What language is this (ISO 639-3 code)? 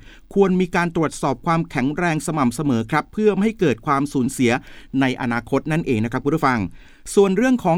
tha